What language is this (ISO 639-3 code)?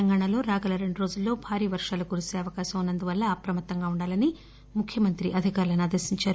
tel